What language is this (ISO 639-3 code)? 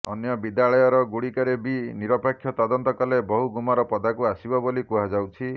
ori